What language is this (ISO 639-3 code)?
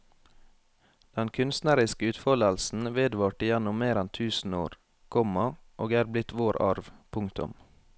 nor